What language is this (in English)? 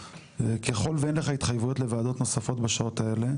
Hebrew